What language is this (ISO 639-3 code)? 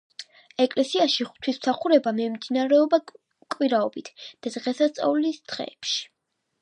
kat